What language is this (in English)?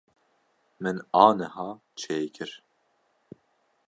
Kurdish